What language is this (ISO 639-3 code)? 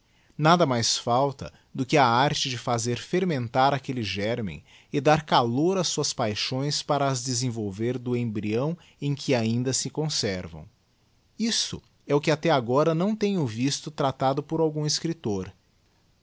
por